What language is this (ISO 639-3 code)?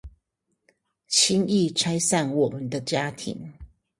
zho